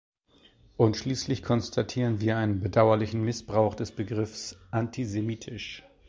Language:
German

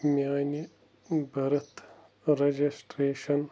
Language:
Kashmiri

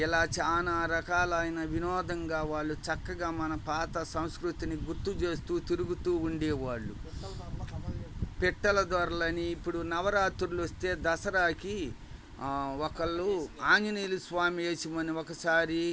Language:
Telugu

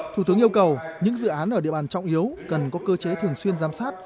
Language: Vietnamese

